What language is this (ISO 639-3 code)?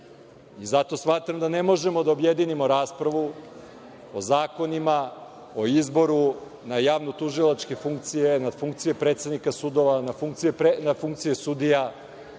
srp